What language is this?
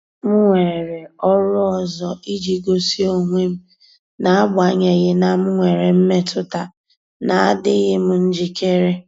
Igbo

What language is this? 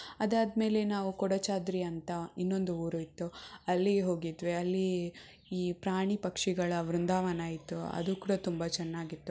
Kannada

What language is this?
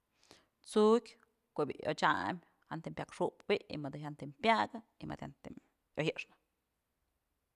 Mazatlán Mixe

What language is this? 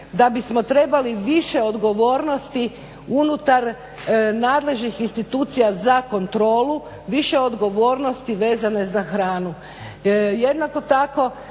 Croatian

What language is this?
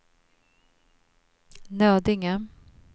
Swedish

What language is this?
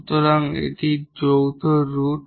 Bangla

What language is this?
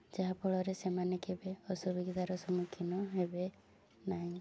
Odia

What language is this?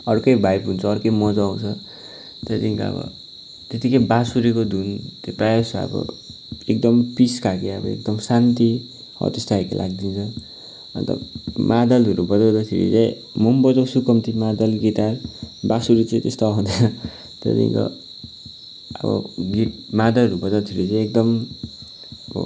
Nepali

